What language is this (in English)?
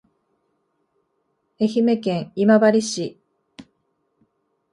Japanese